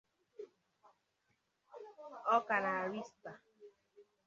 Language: Igbo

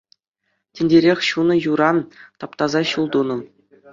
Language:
Chuvash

